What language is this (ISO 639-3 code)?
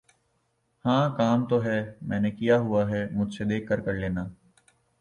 urd